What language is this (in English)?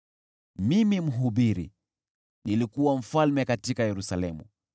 Swahili